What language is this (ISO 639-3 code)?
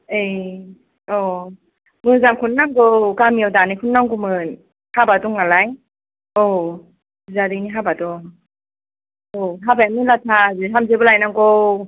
brx